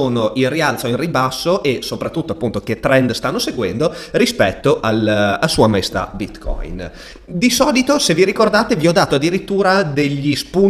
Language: Italian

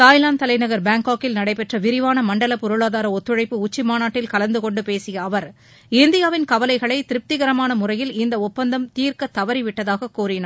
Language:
Tamil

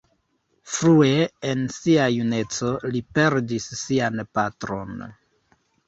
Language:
Esperanto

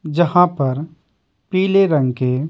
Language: Hindi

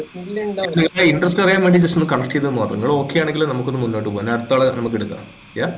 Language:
Malayalam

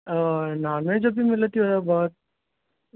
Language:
Sanskrit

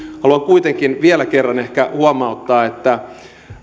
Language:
Finnish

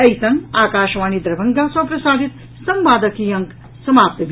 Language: Maithili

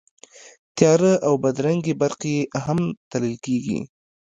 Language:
Pashto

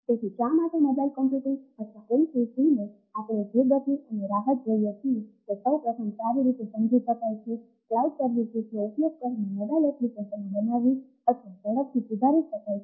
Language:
Gujarati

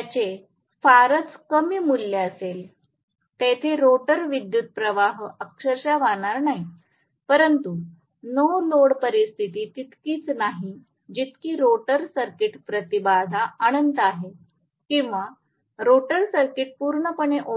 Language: Marathi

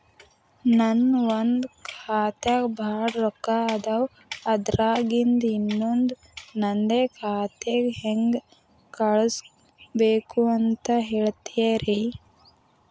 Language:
Kannada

